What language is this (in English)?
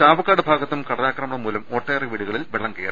Malayalam